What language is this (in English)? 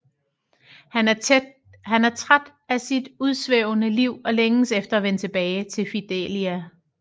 Danish